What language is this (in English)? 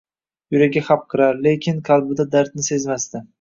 Uzbek